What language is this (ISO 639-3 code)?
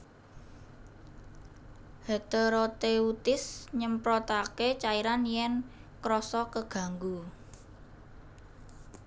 jav